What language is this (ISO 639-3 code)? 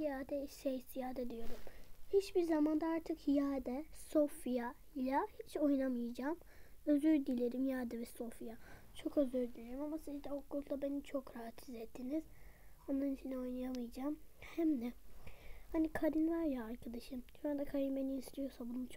tur